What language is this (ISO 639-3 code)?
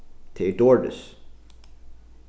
fao